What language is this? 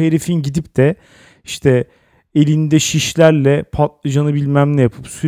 Turkish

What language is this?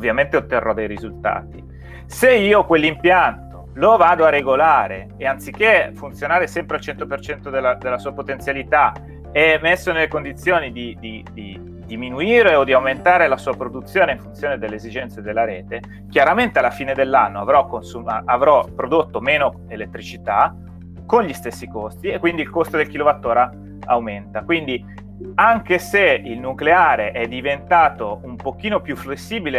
Italian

